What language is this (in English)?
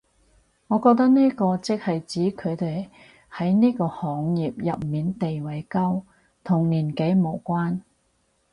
Cantonese